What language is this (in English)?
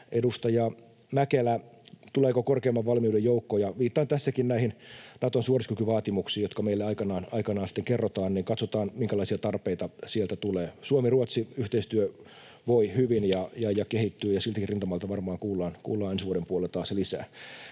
Finnish